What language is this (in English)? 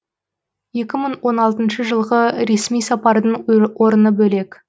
Kazakh